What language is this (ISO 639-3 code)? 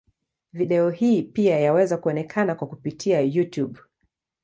swa